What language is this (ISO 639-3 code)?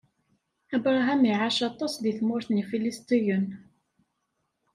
kab